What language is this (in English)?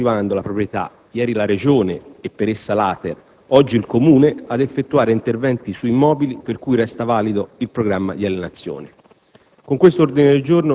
Italian